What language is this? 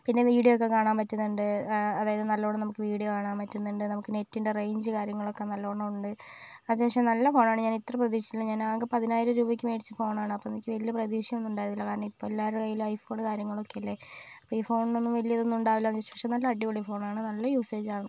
Malayalam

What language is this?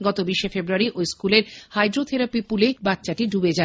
Bangla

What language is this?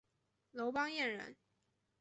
Chinese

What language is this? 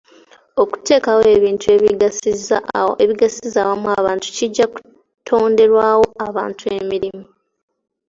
Ganda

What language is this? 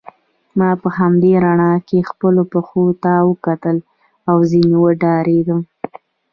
Pashto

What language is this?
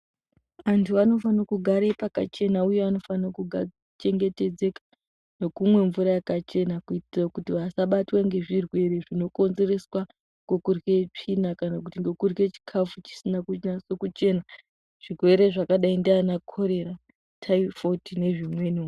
Ndau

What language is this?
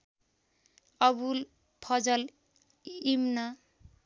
Nepali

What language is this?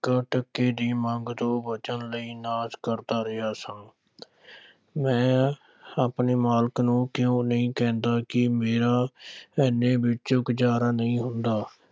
Punjabi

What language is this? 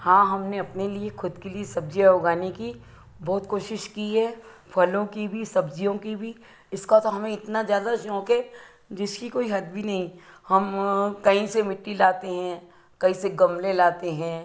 Hindi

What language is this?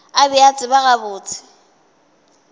Northern Sotho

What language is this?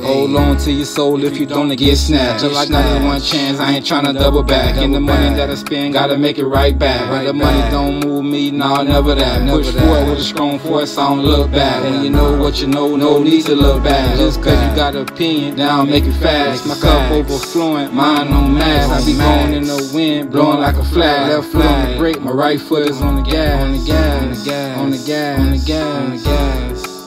English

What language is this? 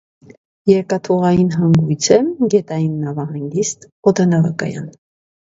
Armenian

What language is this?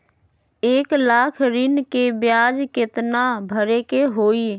Magahi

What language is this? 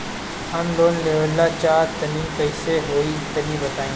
Bhojpuri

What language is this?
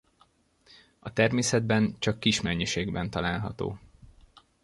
Hungarian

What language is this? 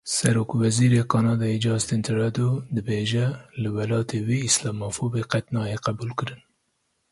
Kurdish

